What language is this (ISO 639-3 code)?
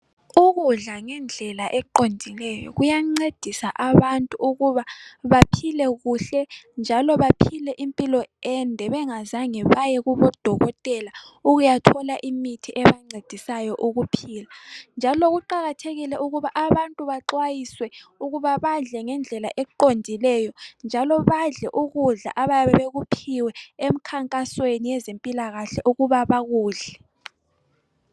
nde